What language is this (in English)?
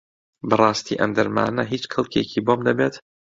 Central Kurdish